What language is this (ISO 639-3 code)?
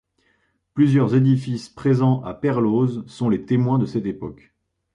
fra